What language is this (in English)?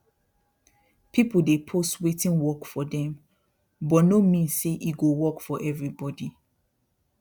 Nigerian Pidgin